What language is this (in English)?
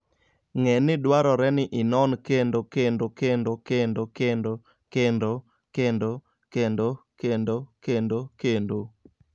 Luo (Kenya and Tanzania)